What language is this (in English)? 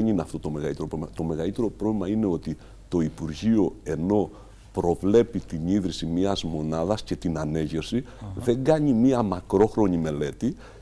Greek